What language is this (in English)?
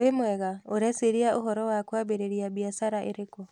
Kikuyu